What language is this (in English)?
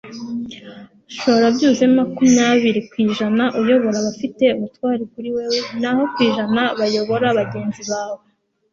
Kinyarwanda